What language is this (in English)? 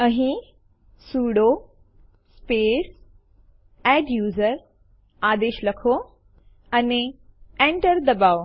Gujarati